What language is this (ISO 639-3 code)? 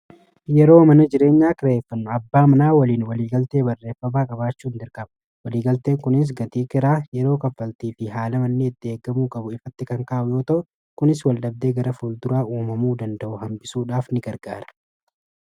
orm